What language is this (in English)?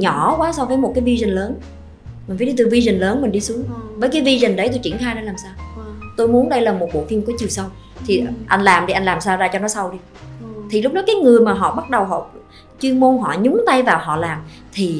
Vietnamese